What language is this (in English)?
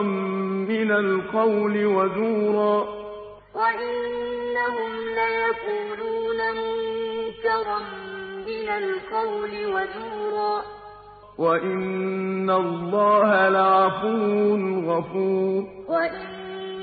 Arabic